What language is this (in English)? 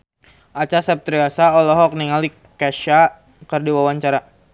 Sundanese